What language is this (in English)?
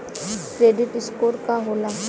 Bhojpuri